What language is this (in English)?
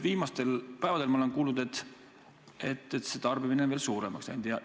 Estonian